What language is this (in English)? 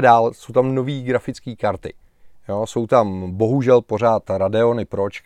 Czech